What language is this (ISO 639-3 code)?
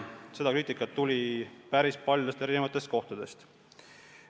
est